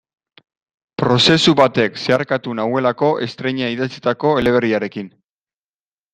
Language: Basque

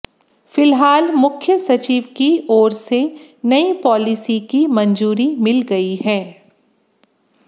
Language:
Hindi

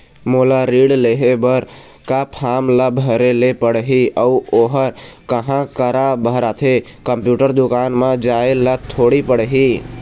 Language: Chhattisgarhi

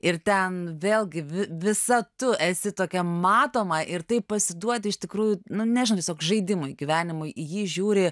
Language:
Lithuanian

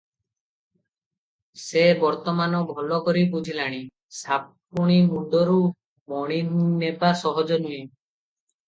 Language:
Odia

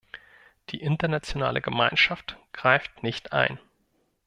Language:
German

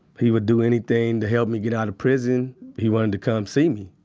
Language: English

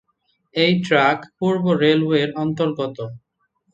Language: Bangla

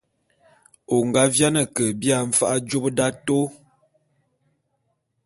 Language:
Bulu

